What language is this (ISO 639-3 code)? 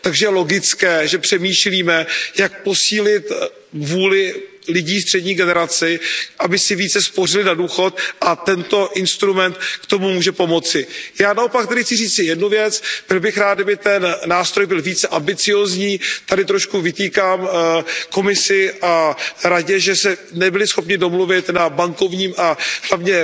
ces